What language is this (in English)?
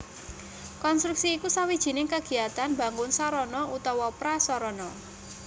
Javanese